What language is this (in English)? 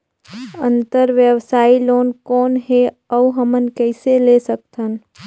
Chhattisgarhi